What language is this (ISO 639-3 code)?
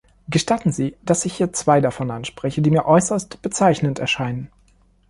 deu